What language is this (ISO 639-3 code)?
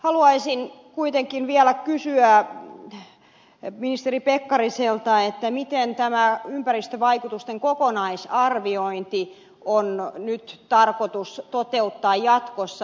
fin